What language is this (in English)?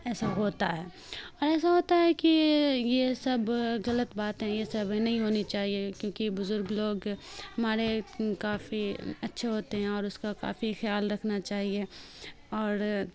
Urdu